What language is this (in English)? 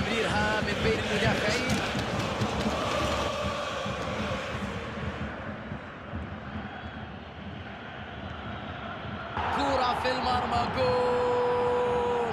Arabic